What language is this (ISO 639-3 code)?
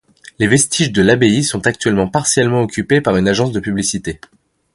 fra